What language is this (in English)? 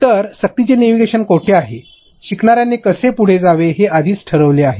Marathi